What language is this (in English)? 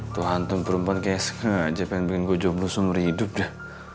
Indonesian